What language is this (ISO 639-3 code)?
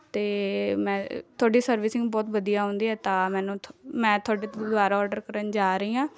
pan